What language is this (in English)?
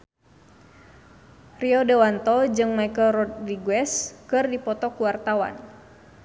Sundanese